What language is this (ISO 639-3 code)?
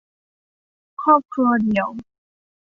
tha